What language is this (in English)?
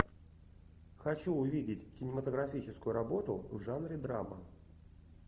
Russian